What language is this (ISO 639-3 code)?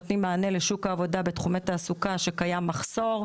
heb